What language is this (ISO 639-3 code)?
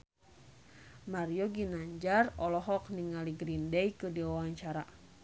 sun